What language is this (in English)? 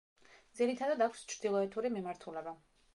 Georgian